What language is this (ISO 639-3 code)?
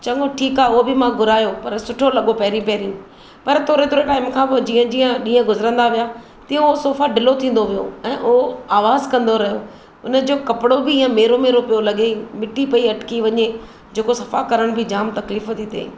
snd